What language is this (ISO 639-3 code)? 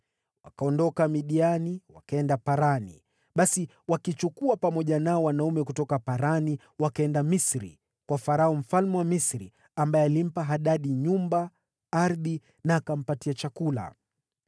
swa